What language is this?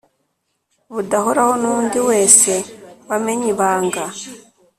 Kinyarwanda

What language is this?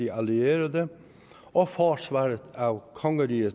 Danish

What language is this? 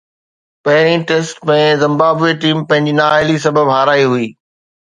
Sindhi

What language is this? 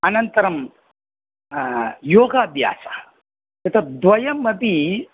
Sanskrit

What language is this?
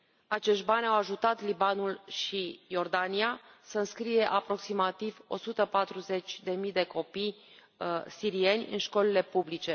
Romanian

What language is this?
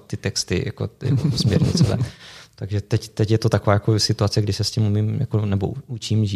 Czech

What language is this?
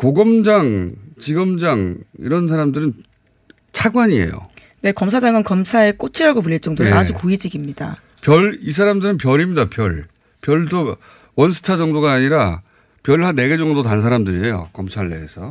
Korean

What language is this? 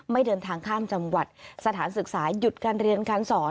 Thai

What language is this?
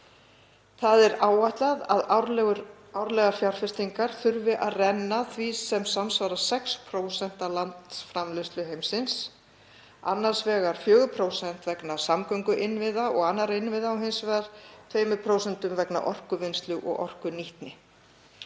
Icelandic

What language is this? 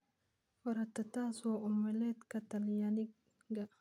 Somali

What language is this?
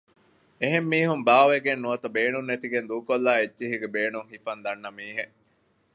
Divehi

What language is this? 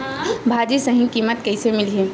Chhattisgarhi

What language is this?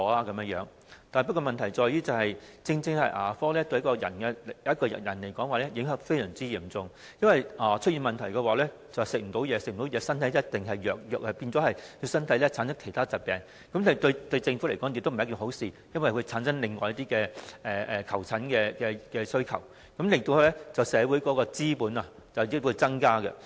Cantonese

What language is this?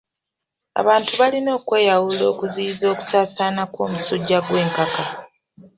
Ganda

